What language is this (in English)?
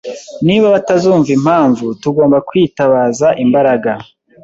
Kinyarwanda